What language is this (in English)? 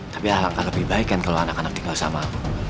Indonesian